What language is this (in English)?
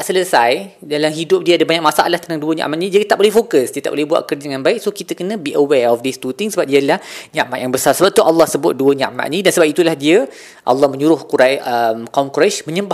Malay